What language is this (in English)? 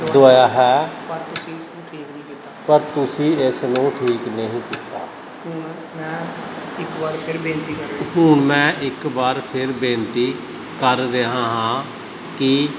Punjabi